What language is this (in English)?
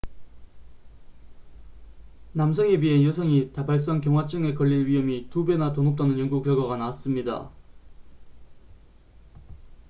Korean